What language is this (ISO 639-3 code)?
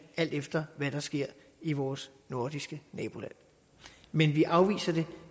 dan